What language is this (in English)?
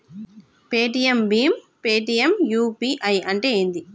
Telugu